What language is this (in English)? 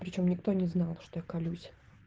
Russian